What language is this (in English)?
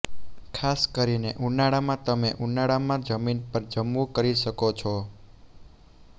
Gujarati